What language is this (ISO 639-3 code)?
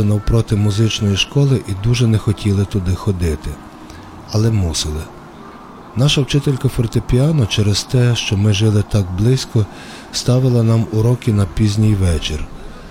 ukr